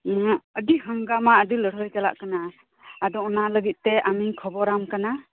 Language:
Santali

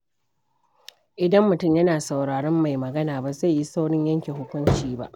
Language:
Hausa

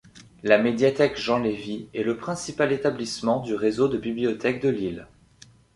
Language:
French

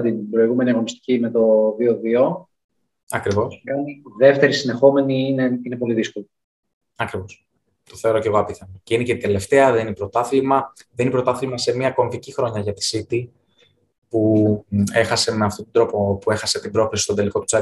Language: Greek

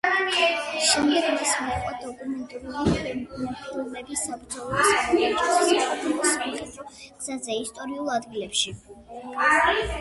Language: Georgian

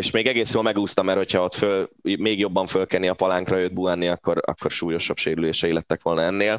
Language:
Hungarian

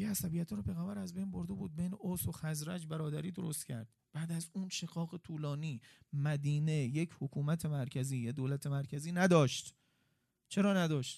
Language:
Persian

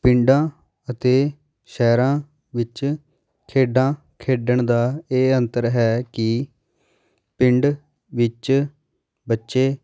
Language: Punjabi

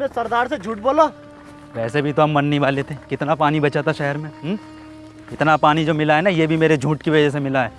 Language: Hindi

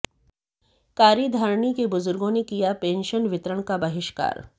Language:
Hindi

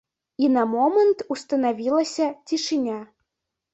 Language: Belarusian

